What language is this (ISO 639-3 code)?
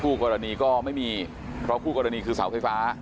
tha